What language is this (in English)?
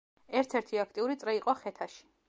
Georgian